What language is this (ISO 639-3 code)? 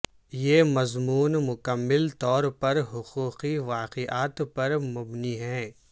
urd